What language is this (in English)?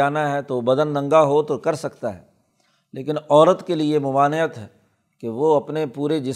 Urdu